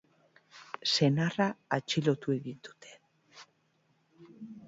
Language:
Basque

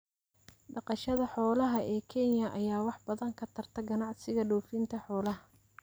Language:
Somali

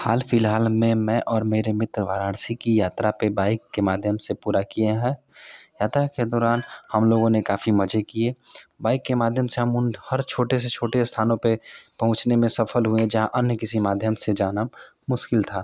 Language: Hindi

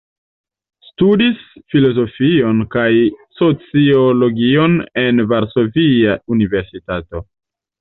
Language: Esperanto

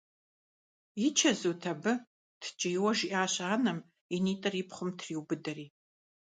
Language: Kabardian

